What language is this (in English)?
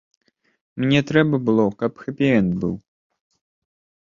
Belarusian